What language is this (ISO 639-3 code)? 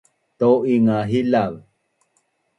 bnn